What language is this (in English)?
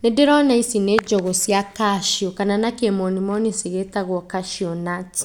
Kikuyu